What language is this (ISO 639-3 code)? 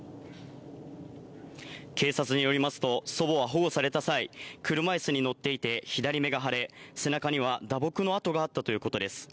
jpn